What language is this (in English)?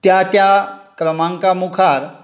Konkani